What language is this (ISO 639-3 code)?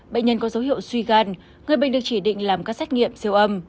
vie